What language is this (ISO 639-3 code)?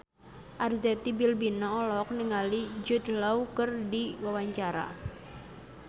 sun